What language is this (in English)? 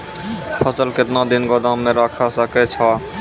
Maithili